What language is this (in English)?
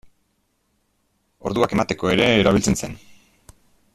Basque